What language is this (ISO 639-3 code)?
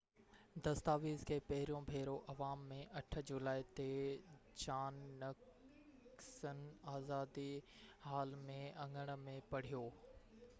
snd